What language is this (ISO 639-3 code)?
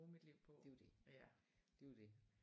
dan